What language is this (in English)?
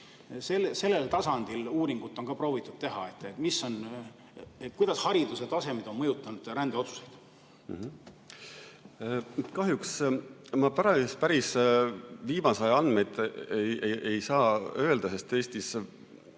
Estonian